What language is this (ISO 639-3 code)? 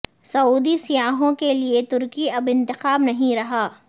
urd